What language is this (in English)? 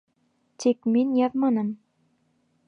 Bashkir